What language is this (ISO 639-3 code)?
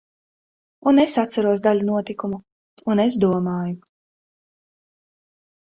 lav